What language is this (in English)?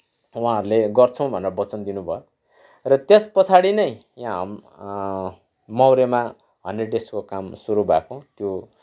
Nepali